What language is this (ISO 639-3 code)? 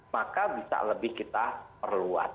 ind